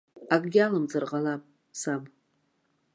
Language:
Abkhazian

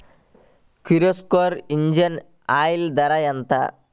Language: Telugu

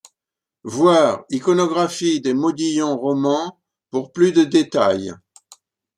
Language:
French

